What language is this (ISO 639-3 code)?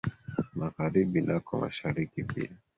swa